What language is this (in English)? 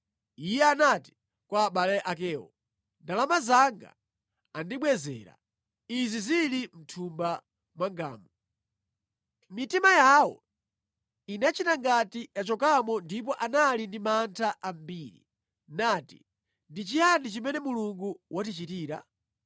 Nyanja